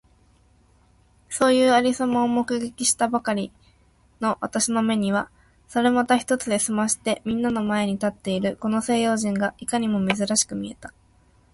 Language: Japanese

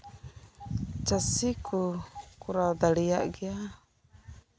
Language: Santali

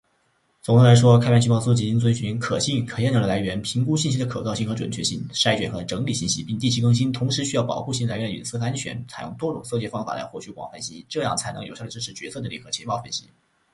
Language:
Chinese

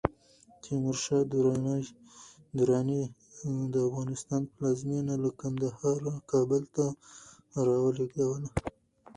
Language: Pashto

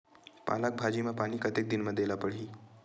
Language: Chhattisgarhi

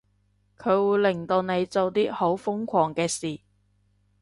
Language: Cantonese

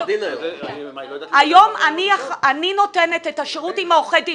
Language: Hebrew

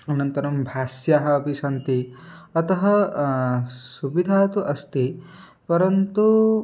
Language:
Sanskrit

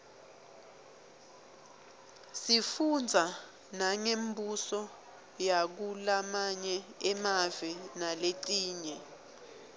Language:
Swati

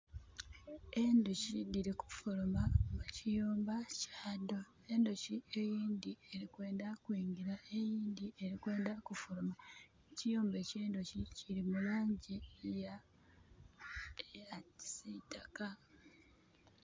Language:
Soga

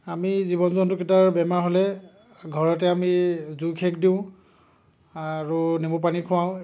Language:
Assamese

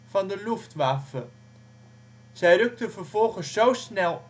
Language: Dutch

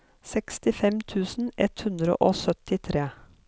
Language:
Norwegian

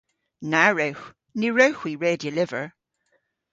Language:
Cornish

